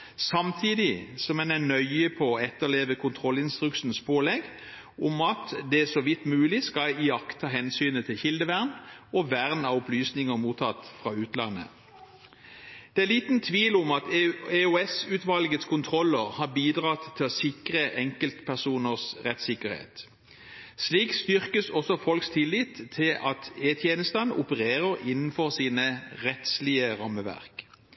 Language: Norwegian Bokmål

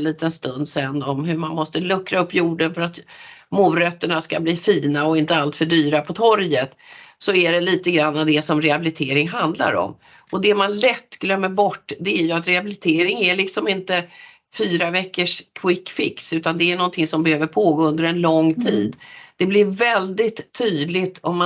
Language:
Swedish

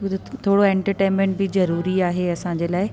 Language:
Sindhi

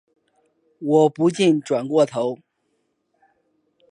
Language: Chinese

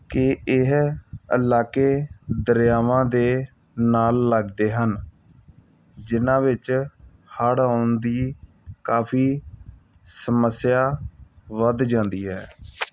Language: Punjabi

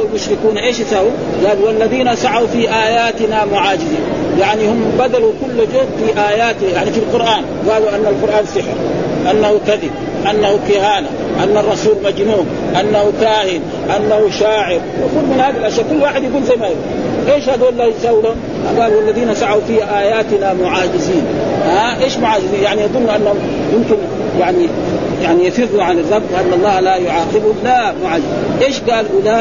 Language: Arabic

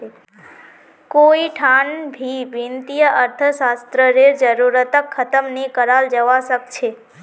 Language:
Magahi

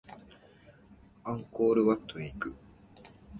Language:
Japanese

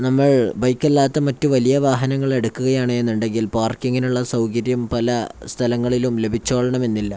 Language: Malayalam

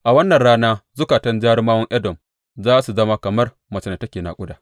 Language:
Hausa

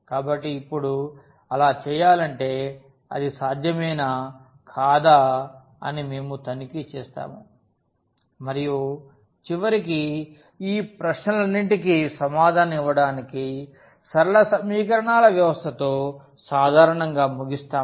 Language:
Telugu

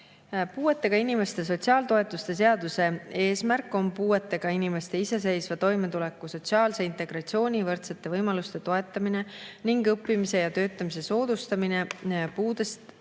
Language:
Estonian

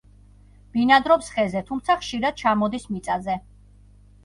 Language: Georgian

